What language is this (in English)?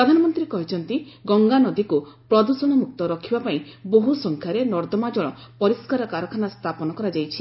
Odia